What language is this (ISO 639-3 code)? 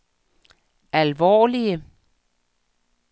dan